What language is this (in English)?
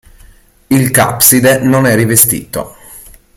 Italian